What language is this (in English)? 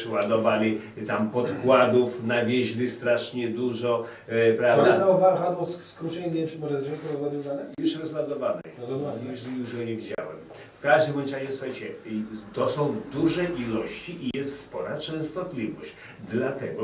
Polish